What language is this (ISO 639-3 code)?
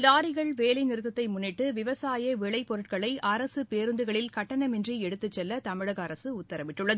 tam